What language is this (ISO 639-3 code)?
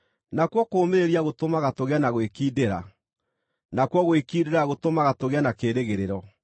kik